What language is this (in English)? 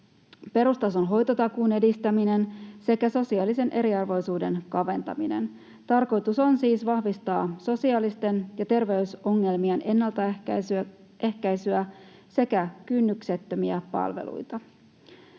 Finnish